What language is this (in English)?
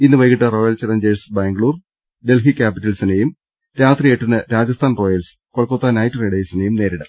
Malayalam